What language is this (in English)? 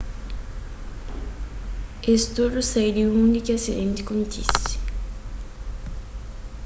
Kabuverdianu